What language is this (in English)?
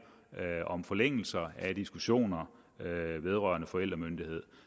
Danish